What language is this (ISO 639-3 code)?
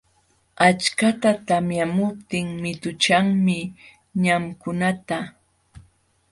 qxw